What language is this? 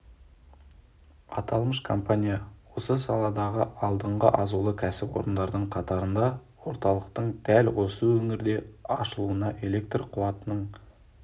Kazakh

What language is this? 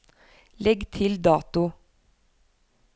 Norwegian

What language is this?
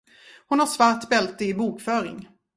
Swedish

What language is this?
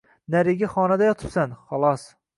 Uzbek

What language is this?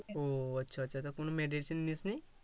Bangla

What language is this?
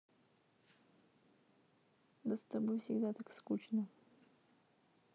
Russian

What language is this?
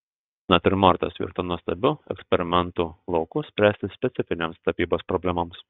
Lithuanian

